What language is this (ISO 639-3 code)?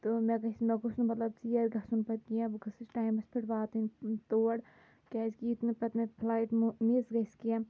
kas